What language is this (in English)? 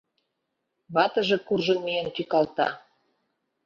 Mari